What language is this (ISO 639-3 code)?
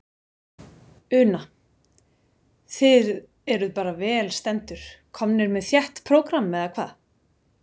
isl